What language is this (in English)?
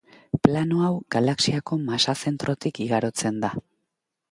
Basque